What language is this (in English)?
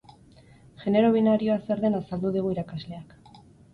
Basque